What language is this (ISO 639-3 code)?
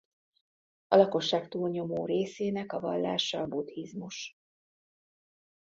hun